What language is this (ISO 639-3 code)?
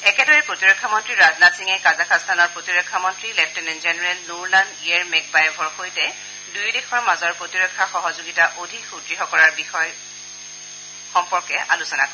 asm